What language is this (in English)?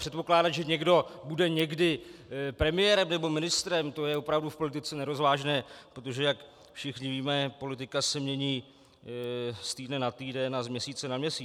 Czech